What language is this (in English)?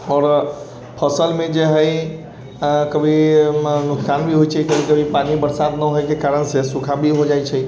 Maithili